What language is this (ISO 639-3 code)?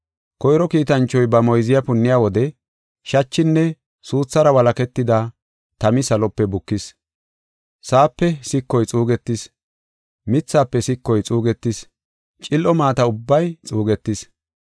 gof